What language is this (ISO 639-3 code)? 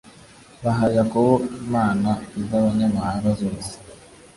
kin